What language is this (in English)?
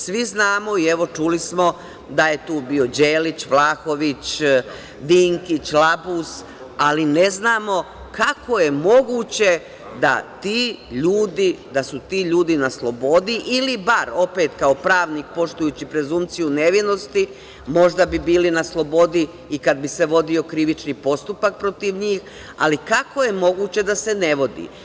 Serbian